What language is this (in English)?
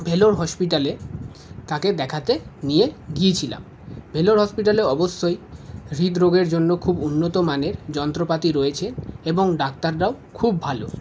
Bangla